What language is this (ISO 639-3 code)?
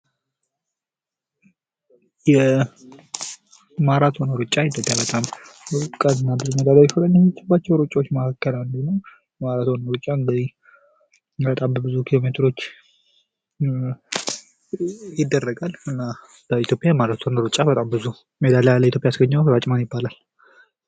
amh